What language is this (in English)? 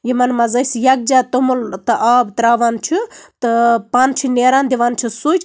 Kashmiri